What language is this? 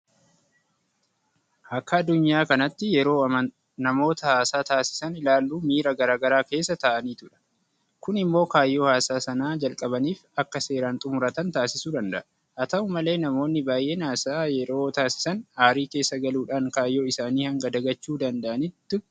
Oromo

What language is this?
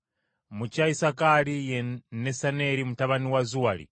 Ganda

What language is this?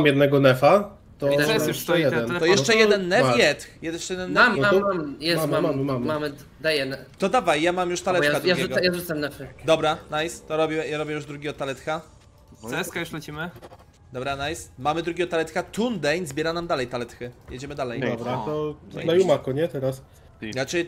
Polish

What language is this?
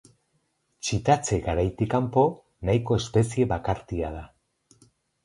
Basque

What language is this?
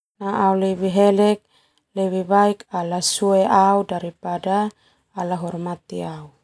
Termanu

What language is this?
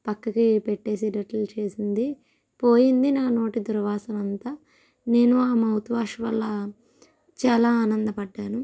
Telugu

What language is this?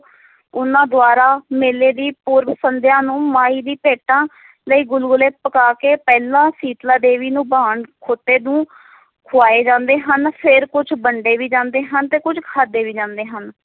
Punjabi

